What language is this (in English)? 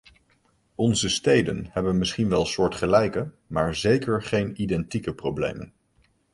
Dutch